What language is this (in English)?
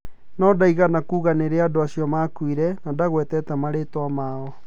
Kikuyu